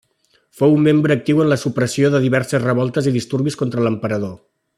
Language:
Catalan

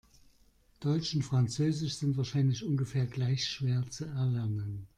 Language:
German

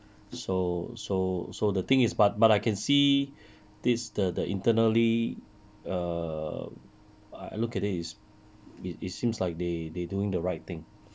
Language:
English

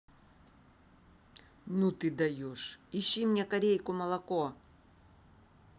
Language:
Russian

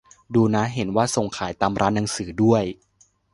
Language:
Thai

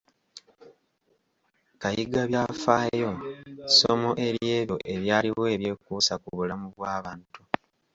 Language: Ganda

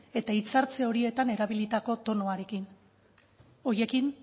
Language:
Basque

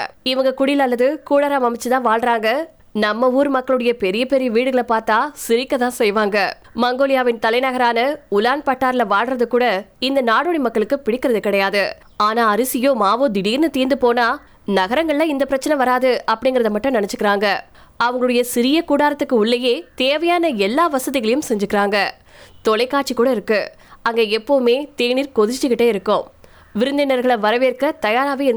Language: Tamil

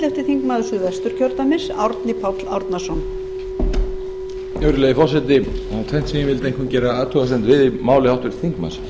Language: Icelandic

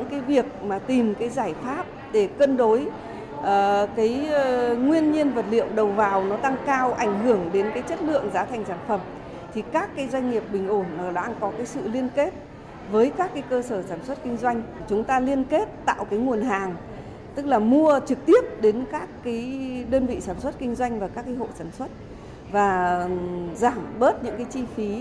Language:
Vietnamese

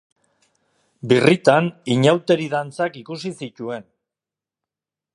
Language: Basque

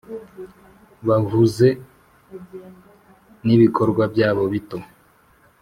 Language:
Kinyarwanda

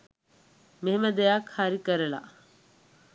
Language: Sinhala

